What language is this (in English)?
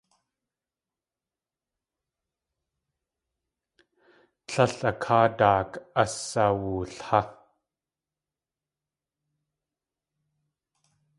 Tlingit